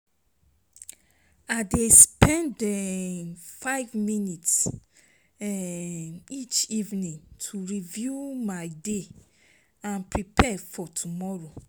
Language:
Nigerian Pidgin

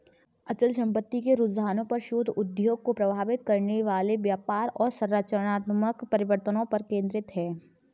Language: Hindi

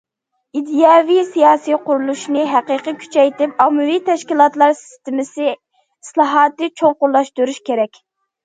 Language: Uyghur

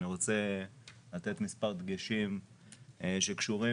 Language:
Hebrew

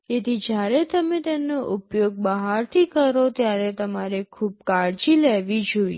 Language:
Gujarati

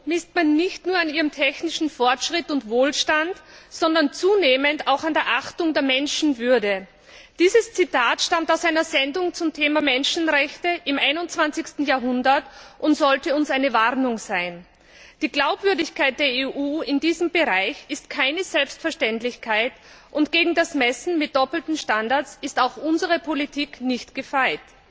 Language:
German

